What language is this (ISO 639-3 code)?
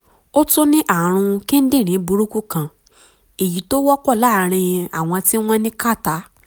yor